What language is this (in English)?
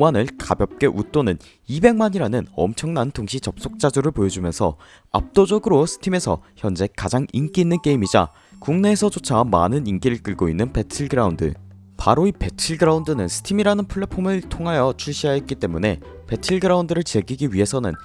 Korean